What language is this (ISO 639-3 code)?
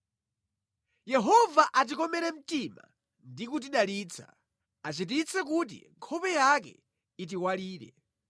nya